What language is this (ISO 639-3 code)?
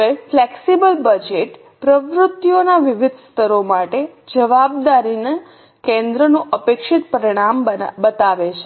guj